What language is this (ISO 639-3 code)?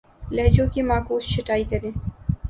urd